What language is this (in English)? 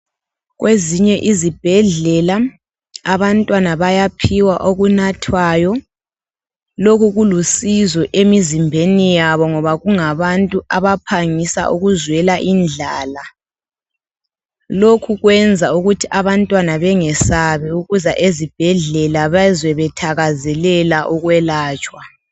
North Ndebele